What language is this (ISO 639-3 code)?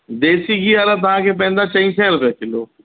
snd